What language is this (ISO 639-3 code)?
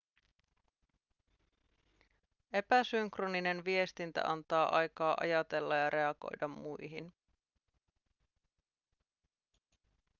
fin